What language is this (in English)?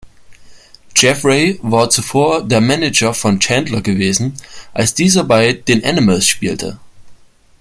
German